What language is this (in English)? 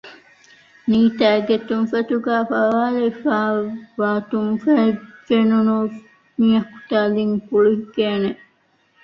Divehi